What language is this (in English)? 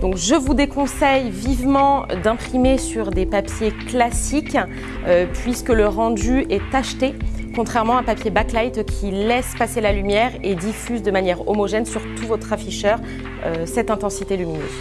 French